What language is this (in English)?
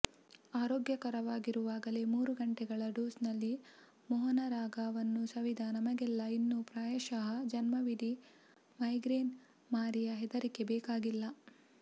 Kannada